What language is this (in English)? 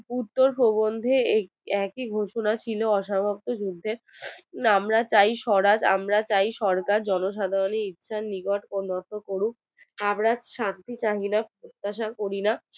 Bangla